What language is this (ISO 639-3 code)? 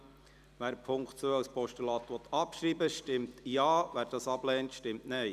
gsw